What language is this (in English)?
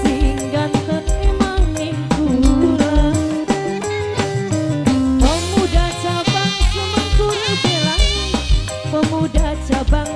Indonesian